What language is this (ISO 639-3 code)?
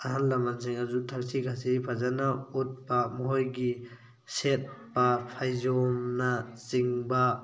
mni